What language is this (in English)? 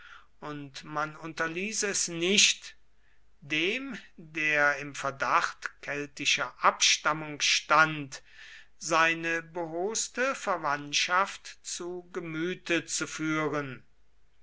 German